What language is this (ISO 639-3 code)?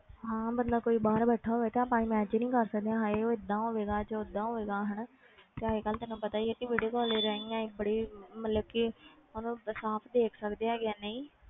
pan